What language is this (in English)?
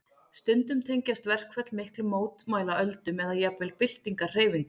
Icelandic